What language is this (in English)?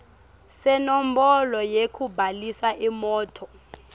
Swati